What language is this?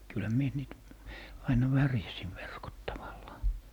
Finnish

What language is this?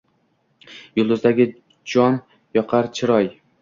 Uzbek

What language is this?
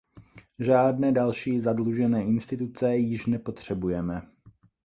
Czech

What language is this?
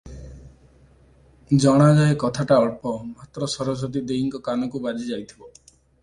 Odia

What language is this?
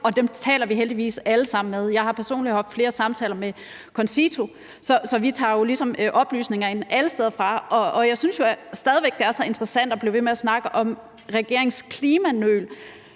Danish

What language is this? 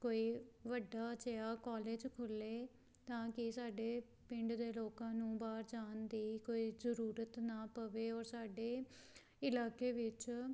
Punjabi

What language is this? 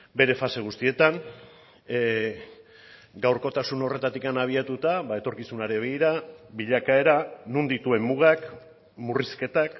Basque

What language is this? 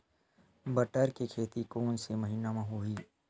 Chhattisgarhi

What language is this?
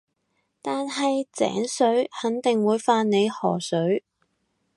Cantonese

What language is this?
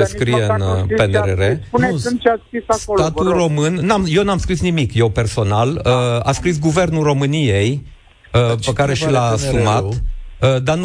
Romanian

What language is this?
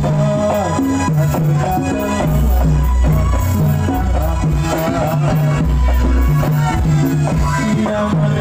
Arabic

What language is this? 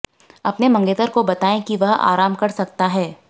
Hindi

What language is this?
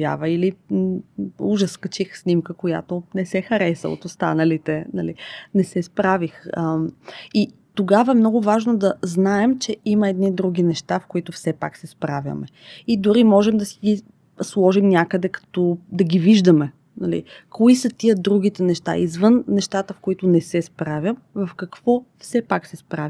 Bulgarian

